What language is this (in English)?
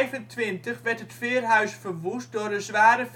Dutch